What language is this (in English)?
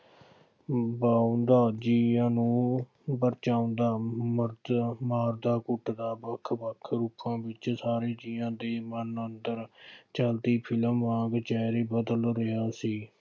Punjabi